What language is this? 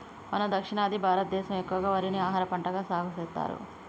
Telugu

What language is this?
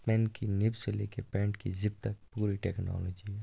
Kashmiri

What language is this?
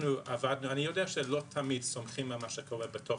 Hebrew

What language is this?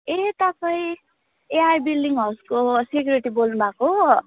Nepali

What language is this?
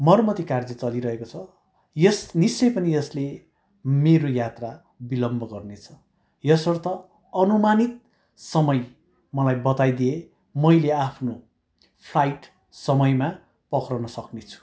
Nepali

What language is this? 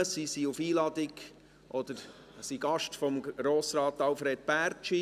Swiss German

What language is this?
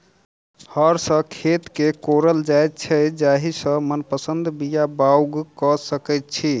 Maithili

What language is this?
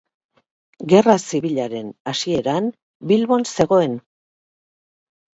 Basque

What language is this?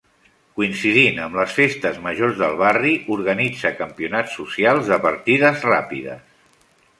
Catalan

